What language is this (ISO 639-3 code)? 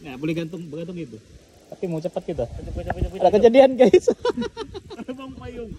ind